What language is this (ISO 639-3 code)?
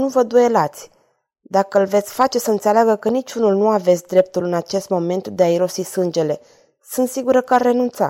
ron